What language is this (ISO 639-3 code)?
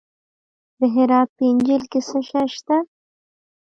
pus